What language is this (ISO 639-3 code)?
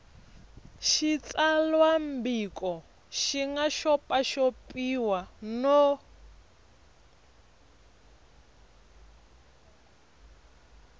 tso